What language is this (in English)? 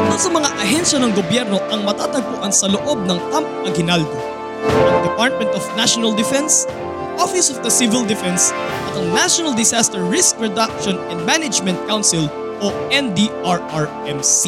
Filipino